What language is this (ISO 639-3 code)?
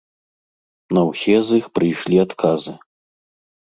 bel